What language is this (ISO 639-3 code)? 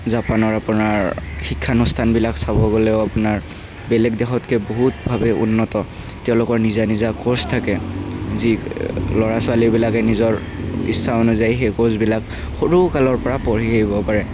asm